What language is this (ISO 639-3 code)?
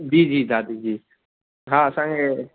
snd